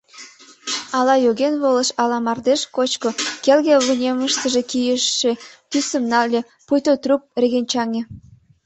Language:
Mari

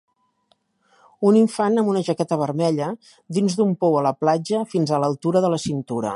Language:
Catalan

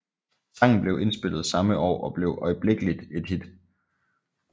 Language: Danish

